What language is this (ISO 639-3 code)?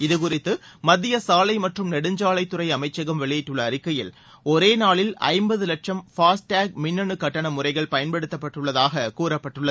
tam